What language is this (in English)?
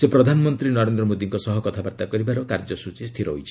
Odia